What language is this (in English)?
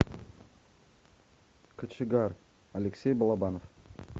Russian